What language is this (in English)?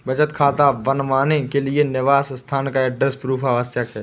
Hindi